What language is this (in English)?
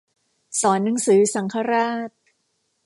Thai